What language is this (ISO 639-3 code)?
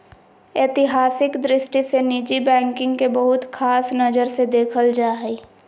mag